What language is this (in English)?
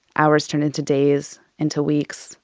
English